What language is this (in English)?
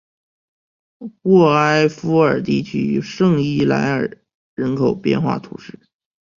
Chinese